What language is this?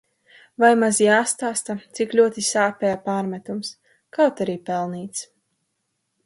Latvian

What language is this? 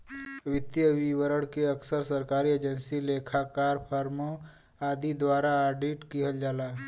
Bhojpuri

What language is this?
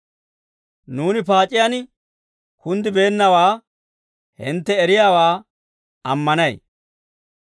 Dawro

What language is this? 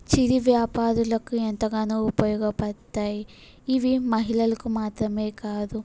Telugu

